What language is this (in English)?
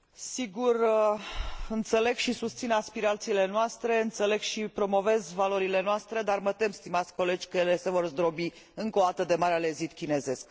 Romanian